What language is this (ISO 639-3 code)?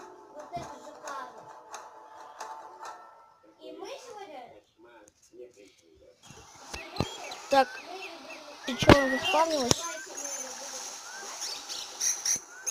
rus